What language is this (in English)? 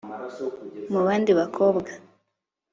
Kinyarwanda